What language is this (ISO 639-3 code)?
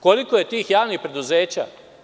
srp